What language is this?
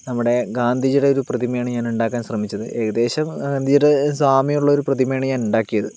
Malayalam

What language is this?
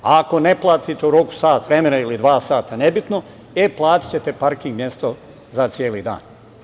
Serbian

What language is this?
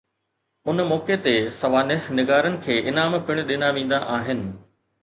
Sindhi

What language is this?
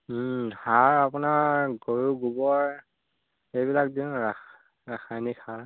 Assamese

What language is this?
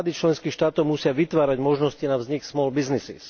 Slovak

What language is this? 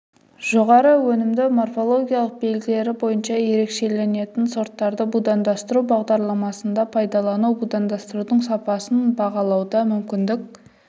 Kazakh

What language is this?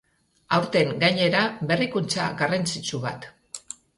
Basque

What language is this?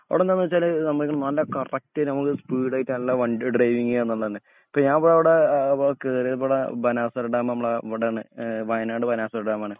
Malayalam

